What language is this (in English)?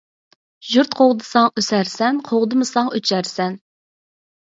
Uyghur